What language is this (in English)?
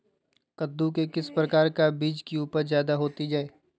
Magahi